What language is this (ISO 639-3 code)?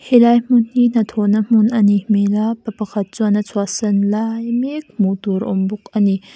lus